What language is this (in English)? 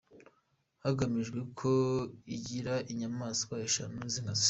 Kinyarwanda